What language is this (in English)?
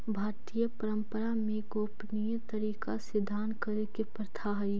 Magahi